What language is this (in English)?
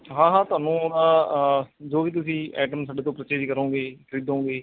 Punjabi